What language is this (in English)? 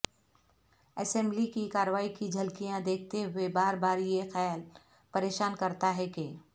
Urdu